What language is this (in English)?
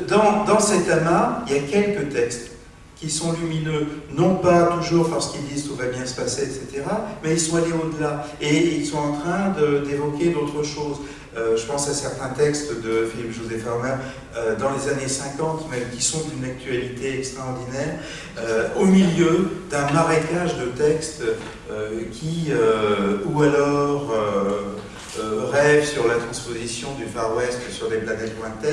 French